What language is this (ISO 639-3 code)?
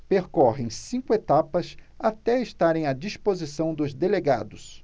por